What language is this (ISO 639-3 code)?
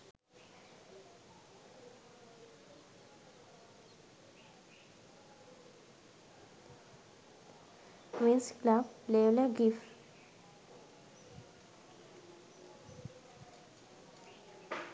sin